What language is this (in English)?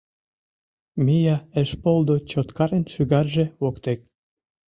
Mari